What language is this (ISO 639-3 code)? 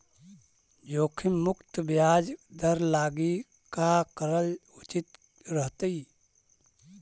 mag